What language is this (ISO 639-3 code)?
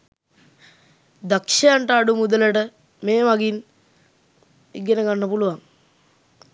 sin